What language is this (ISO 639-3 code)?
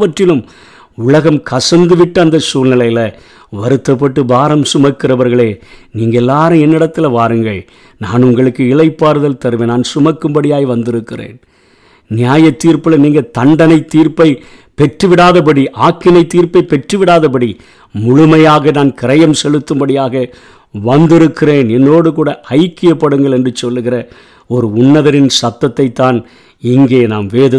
tam